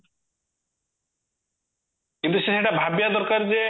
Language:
Odia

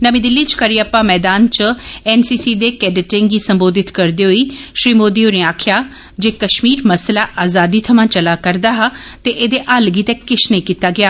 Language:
Dogri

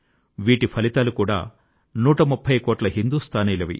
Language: Telugu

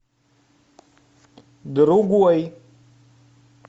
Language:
Russian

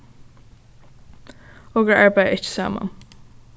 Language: Faroese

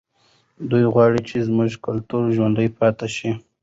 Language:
Pashto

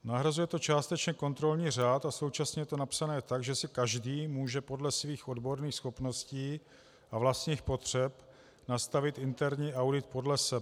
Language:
Czech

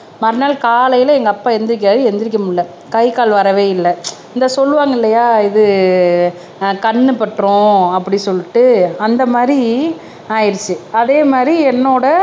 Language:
Tamil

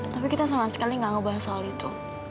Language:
Indonesian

